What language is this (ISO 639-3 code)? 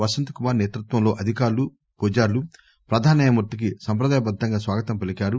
tel